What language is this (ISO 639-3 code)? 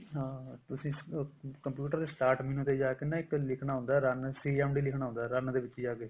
pan